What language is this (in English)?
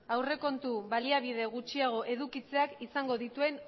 Basque